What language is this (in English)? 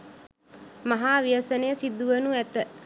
Sinhala